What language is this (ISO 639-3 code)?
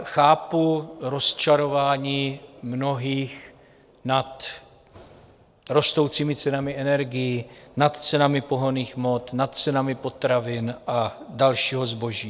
ces